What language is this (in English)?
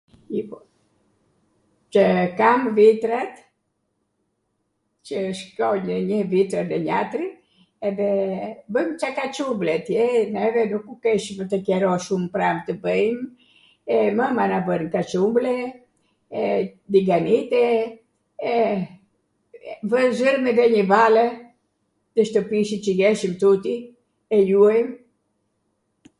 Arvanitika Albanian